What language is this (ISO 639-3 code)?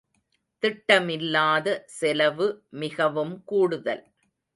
tam